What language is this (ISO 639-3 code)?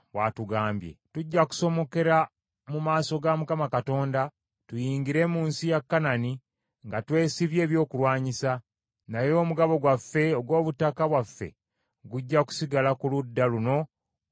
lug